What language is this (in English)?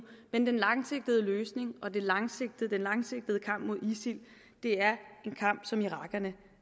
Danish